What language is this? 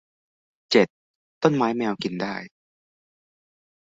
Thai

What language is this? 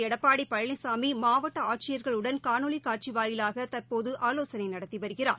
Tamil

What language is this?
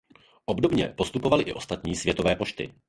Czech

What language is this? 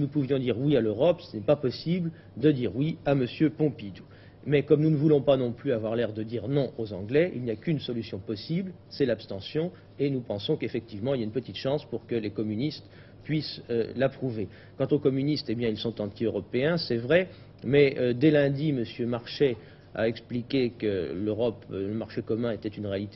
French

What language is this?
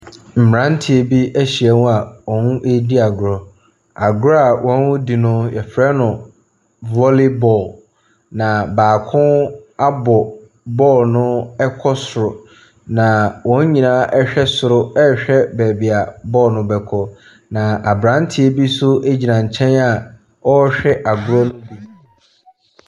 Akan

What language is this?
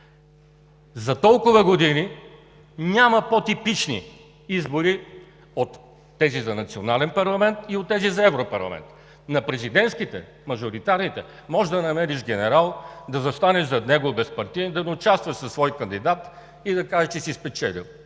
Bulgarian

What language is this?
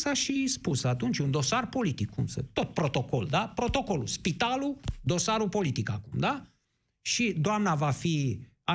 Romanian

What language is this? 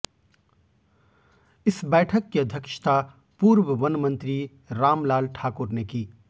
Hindi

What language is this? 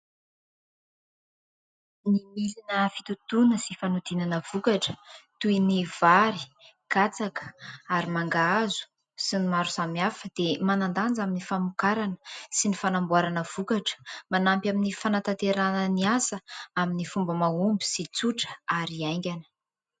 Malagasy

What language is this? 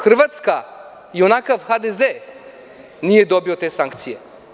Serbian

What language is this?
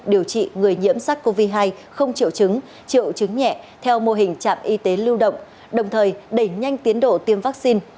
Vietnamese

